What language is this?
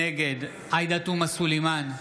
Hebrew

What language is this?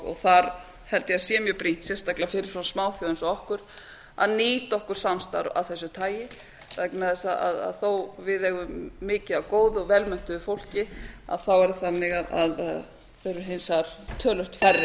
Icelandic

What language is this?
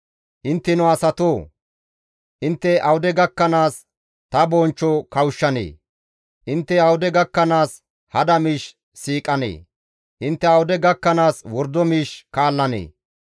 Gamo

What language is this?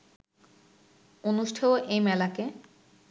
Bangla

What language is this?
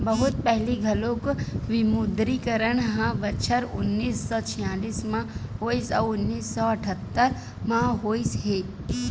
Chhattisgarhi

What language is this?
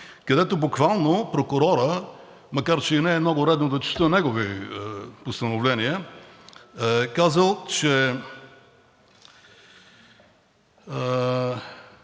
Bulgarian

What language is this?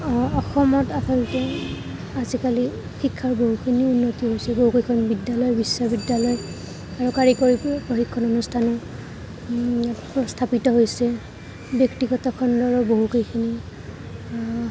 Assamese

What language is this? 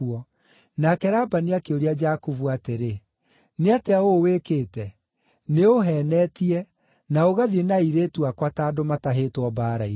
Kikuyu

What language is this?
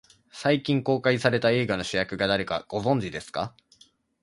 Japanese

